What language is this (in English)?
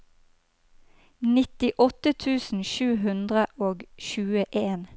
Norwegian